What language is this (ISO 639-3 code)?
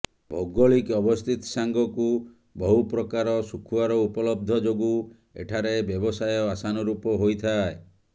ori